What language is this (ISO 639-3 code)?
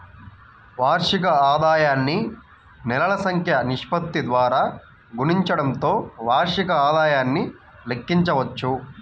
tel